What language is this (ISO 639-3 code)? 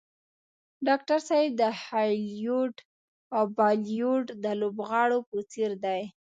pus